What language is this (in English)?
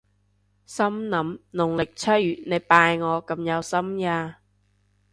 Cantonese